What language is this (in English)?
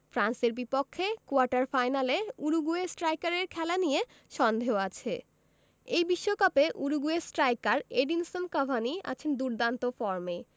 Bangla